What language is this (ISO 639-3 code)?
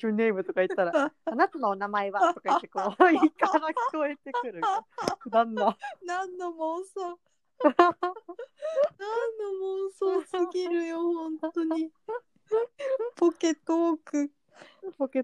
jpn